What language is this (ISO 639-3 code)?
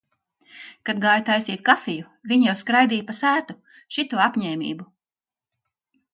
lav